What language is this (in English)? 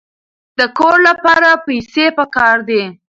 Pashto